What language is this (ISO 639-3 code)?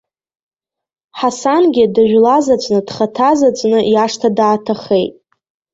abk